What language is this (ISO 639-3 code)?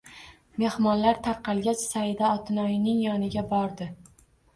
uzb